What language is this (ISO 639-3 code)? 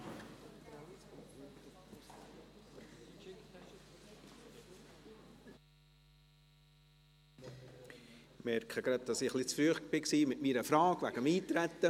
gsw